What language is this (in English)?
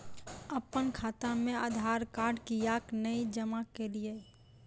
Maithili